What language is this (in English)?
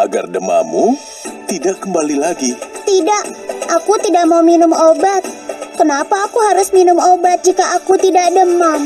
Indonesian